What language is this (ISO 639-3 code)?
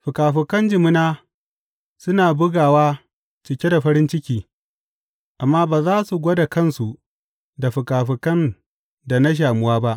hau